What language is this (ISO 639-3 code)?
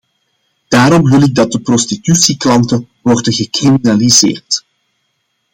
nld